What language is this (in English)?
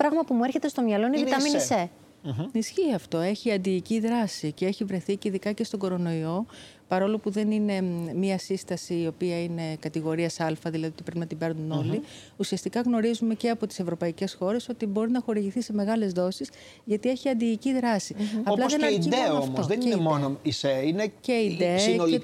Greek